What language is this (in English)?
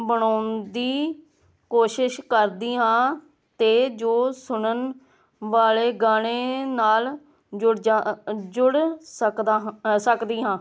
Punjabi